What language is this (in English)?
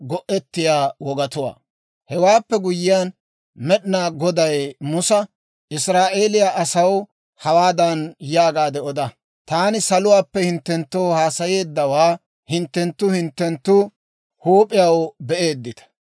Dawro